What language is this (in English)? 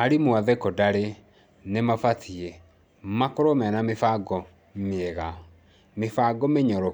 Kikuyu